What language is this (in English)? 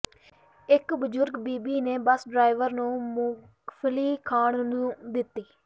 Punjabi